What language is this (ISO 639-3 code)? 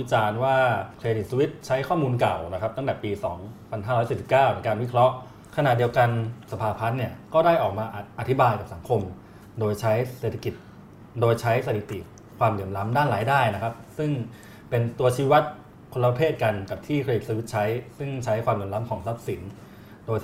tha